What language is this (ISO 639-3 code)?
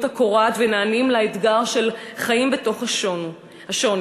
heb